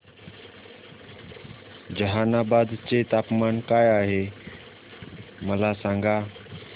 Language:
Marathi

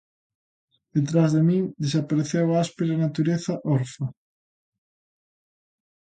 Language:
Galician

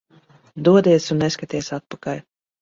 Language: Latvian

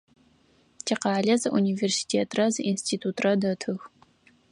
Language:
Adyghe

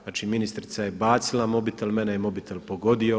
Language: Croatian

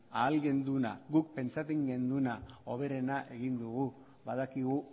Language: Basque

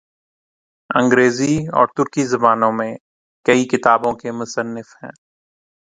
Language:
Urdu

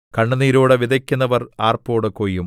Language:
Malayalam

